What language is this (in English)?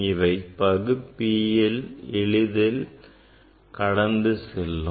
Tamil